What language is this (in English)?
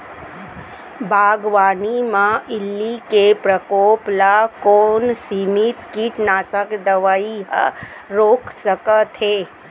Chhattisgarhi